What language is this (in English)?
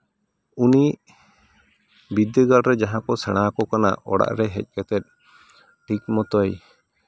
Santali